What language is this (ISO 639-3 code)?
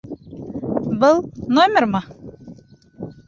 bak